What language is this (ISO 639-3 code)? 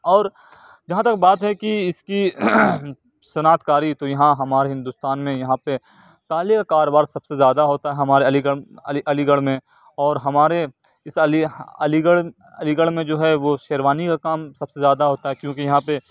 urd